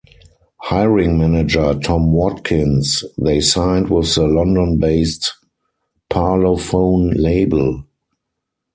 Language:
English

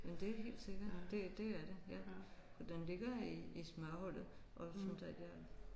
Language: Danish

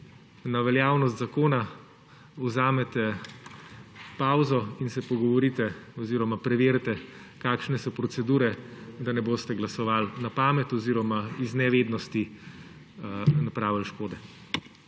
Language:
Slovenian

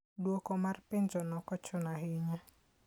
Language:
Luo (Kenya and Tanzania)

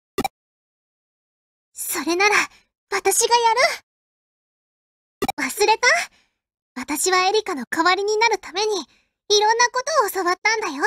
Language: Japanese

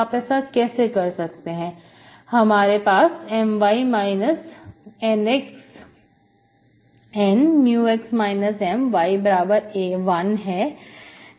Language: Hindi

